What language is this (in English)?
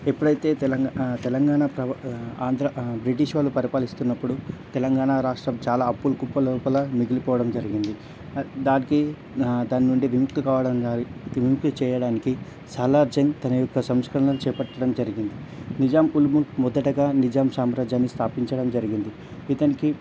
Telugu